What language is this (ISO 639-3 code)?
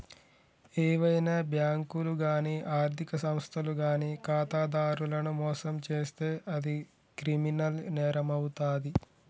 tel